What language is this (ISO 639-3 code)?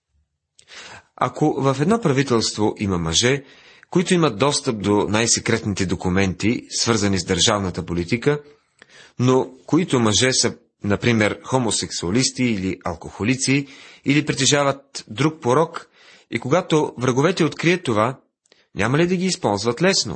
bul